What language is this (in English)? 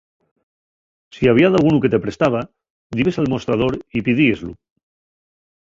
Asturian